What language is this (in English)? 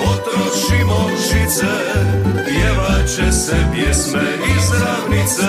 Croatian